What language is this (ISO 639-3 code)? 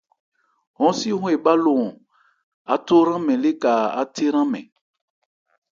ebr